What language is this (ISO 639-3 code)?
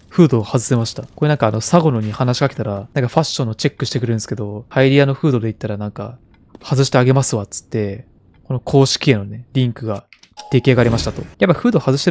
jpn